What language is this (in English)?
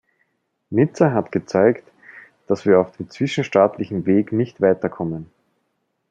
German